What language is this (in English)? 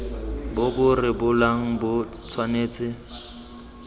Tswana